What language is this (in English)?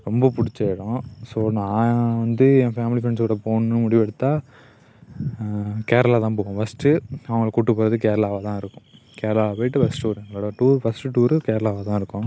Tamil